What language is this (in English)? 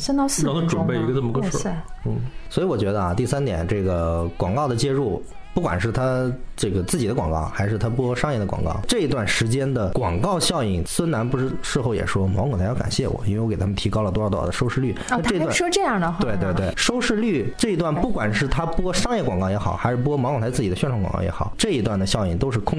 Chinese